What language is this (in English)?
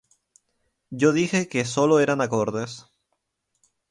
Spanish